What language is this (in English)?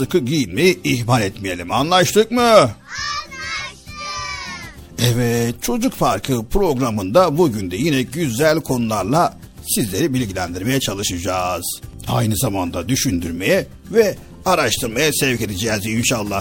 Turkish